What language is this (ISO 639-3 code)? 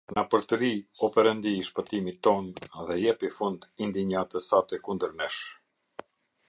sqi